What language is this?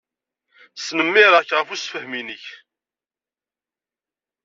Kabyle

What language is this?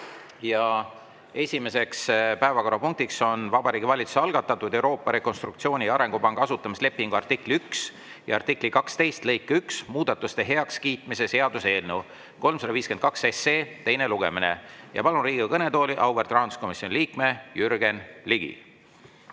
Estonian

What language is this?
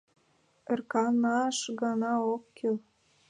Mari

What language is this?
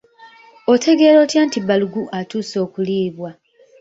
Ganda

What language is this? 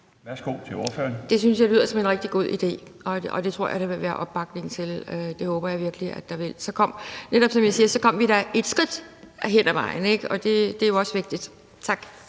Danish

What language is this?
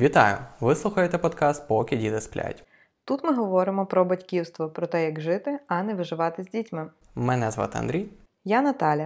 Ukrainian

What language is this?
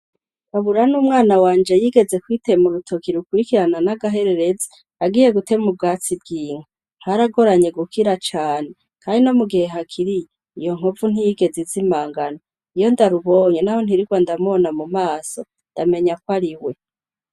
Rundi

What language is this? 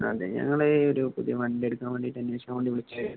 Malayalam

